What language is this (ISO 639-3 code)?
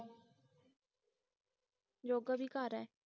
pan